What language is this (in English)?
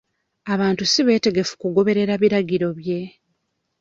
Ganda